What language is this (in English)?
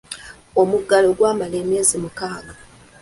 Ganda